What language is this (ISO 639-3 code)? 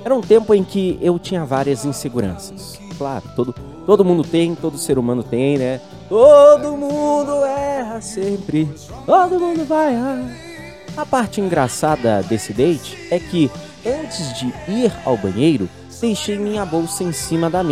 por